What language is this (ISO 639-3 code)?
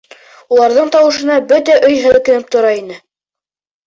bak